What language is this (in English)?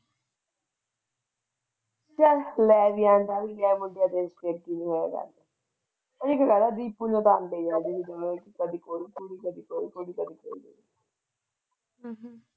Punjabi